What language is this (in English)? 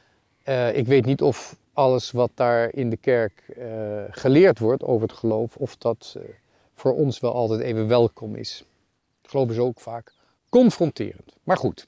Dutch